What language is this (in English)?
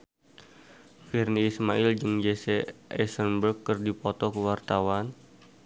Sundanese